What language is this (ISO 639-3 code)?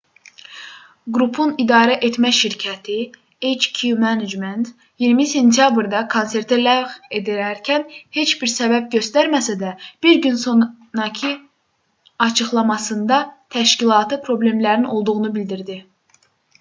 aze